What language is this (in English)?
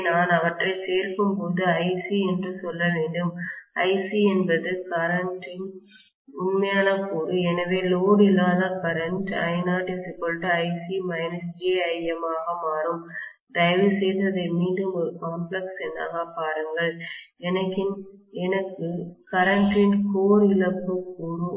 Tamil